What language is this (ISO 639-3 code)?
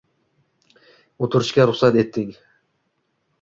uzb